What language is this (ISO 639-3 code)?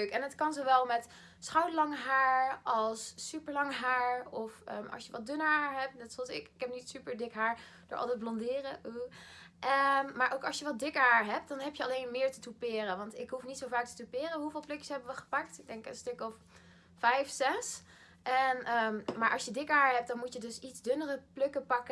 nld